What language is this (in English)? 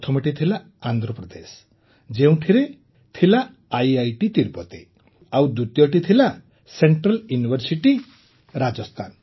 Odia